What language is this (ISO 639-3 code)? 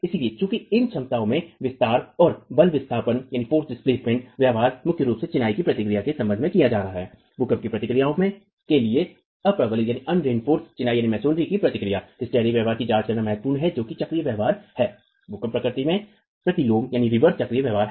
hin